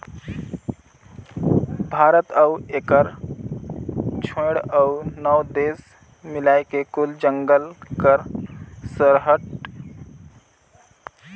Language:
Chhattisgarhi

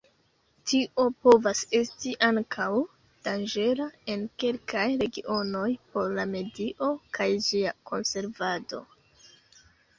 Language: Esperanto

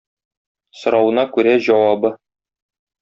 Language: Tatar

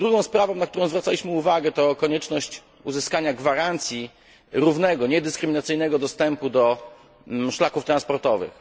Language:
Polish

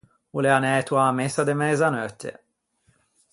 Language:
Ligurian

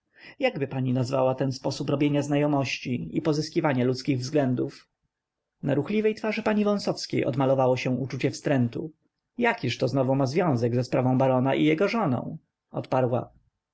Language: Polish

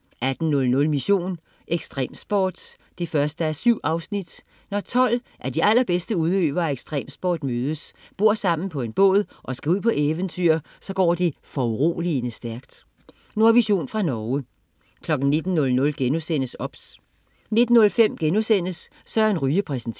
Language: Danish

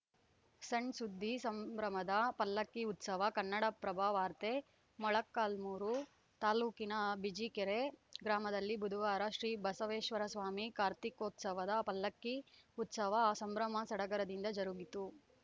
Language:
Kannada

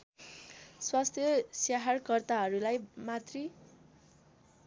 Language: Nepali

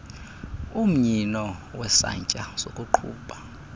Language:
Xhosa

